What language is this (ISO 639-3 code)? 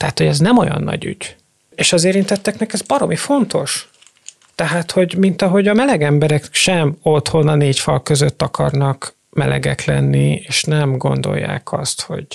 hun